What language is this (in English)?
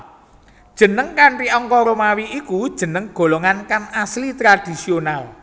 Javanese